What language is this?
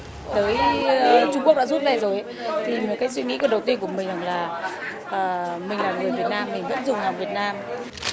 Vietnamese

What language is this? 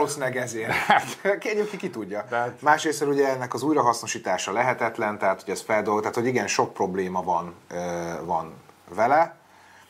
Hungarian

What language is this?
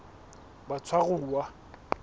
Southern Sotho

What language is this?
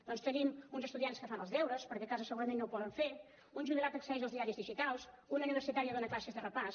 Catalan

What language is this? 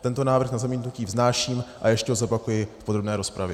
Czech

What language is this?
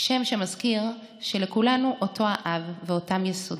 Hebrew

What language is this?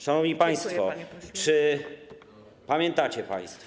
Polish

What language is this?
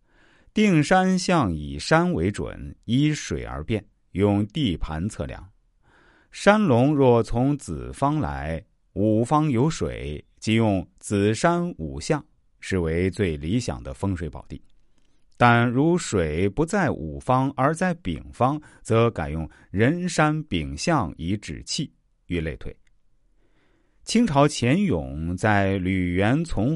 Chinese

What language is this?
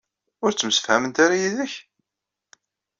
Kabyle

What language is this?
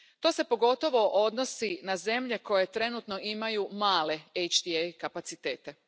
Croatian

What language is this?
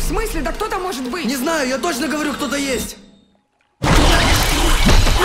Russian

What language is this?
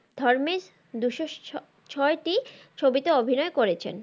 Bangla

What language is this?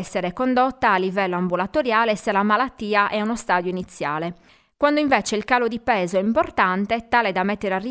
Italian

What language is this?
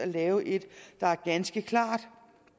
Danish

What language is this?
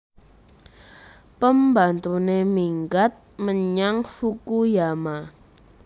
Javanese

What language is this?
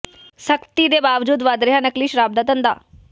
Punjabi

